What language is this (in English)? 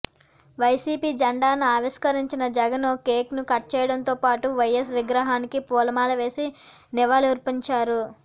Telugu